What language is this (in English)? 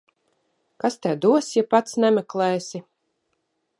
Latvian